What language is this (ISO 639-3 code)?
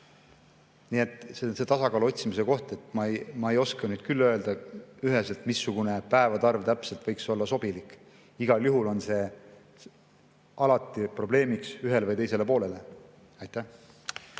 est